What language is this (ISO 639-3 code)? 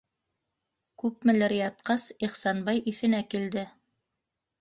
bak